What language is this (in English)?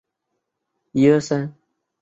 Chinese